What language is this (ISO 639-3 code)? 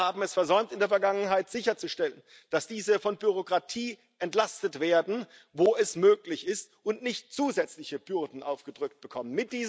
deu